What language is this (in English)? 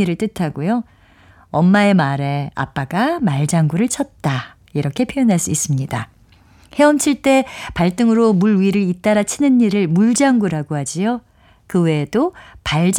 Korean